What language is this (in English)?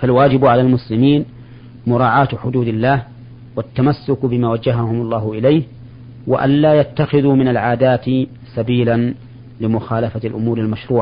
Arabic